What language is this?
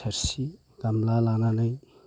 Bodo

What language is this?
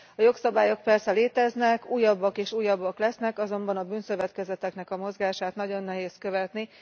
Hungarian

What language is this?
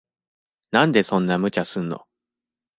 Japanese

